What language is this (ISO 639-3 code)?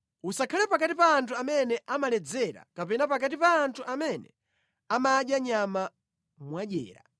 nya